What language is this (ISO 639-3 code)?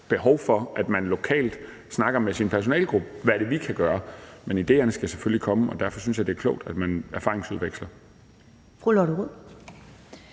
dan